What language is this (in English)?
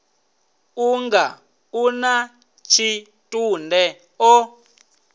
Venda